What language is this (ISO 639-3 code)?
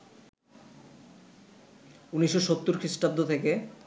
ben